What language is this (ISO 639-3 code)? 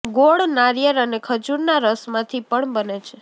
guj